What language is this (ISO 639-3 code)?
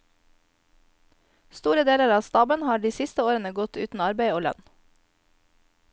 nor